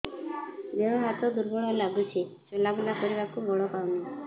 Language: Odia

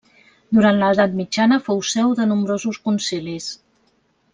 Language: Catalan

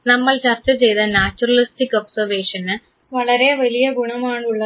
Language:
Malayalam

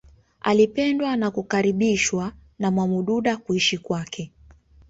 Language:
Swahili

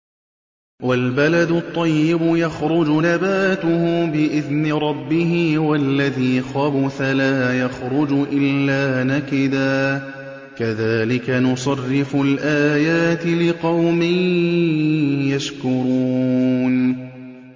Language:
Arabic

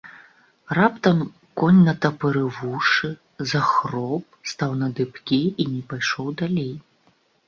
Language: Belarusian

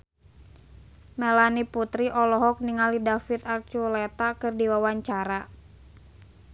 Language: Sundanese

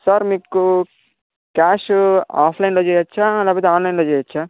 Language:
Telugu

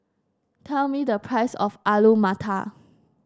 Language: English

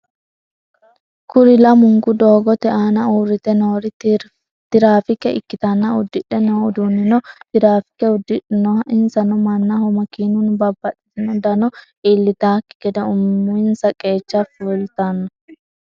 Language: Sidamo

